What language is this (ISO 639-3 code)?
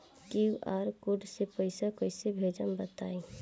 bho